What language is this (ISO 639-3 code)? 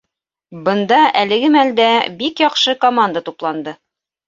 bak